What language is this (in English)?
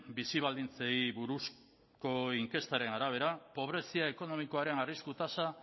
Basque